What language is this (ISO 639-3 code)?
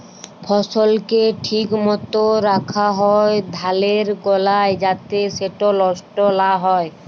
ben